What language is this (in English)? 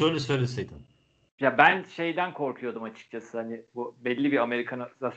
Turkish